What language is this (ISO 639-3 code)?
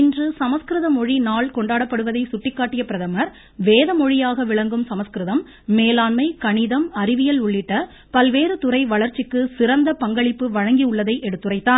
tam